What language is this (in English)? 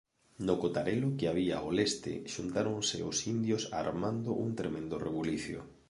Galician